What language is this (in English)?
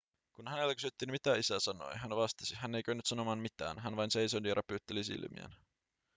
Finnish